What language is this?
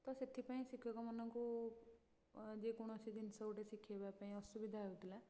Odia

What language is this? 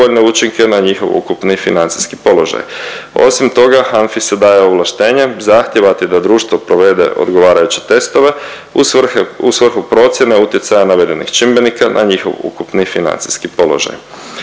Croatian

